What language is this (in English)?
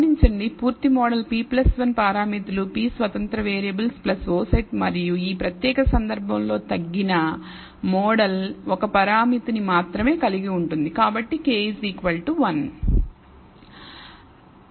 Telugu